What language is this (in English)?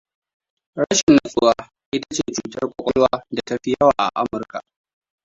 Hausa